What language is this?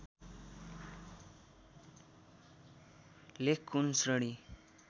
Nepali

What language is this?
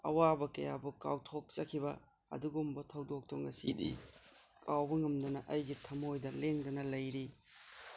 Manipuri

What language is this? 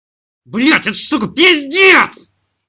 Russian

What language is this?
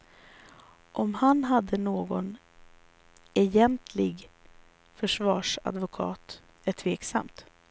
Swedish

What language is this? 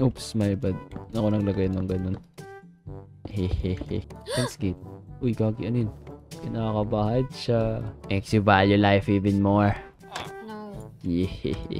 Filipino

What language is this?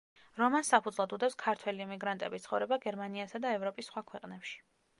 Georgian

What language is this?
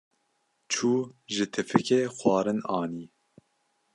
Kurdish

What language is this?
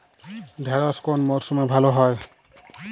Bangla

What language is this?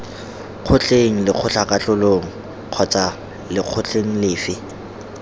Tswana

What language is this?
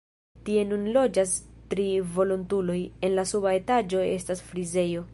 Esperanto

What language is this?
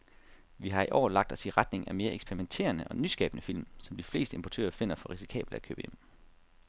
Danish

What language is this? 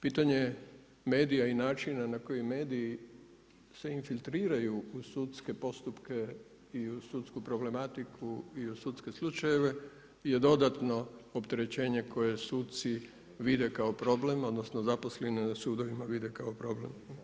Croatian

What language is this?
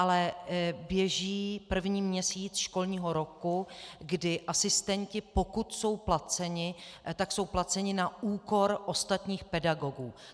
Czech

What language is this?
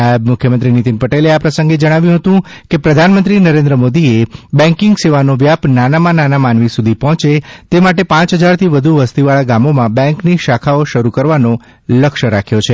Gujarati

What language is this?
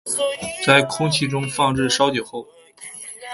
Chinese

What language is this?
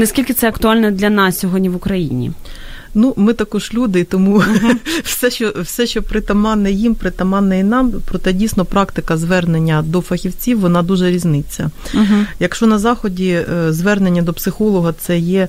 Ukrainian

